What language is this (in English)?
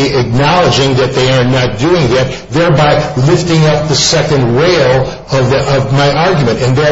English